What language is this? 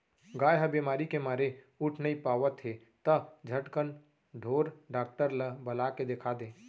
Chhattisgarhi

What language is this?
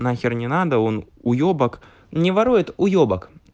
Russian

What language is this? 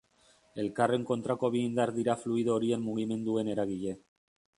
Basque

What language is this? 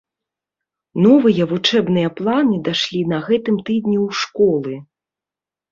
Belarusian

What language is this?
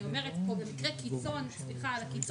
Hebrew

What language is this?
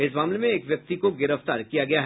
Hindi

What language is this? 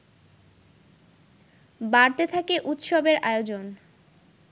Bangla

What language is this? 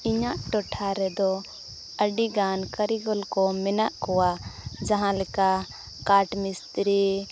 Santali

